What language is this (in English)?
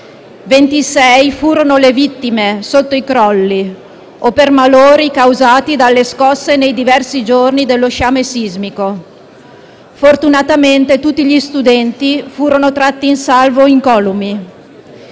Italian